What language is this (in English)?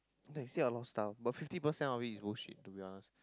English